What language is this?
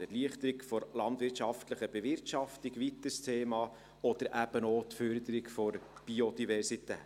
Swiss German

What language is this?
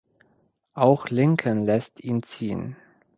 German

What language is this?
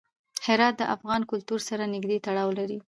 Pashto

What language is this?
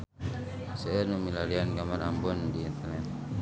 Sundanese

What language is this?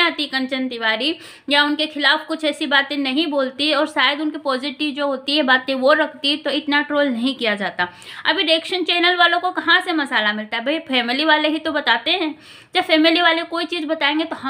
Hindi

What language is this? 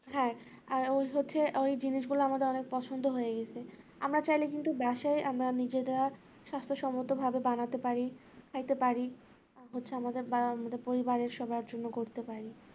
Bangla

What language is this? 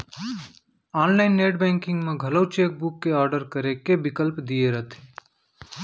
Chhattisgarhi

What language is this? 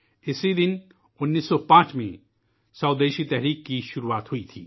Urdu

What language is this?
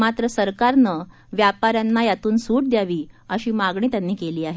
Marathi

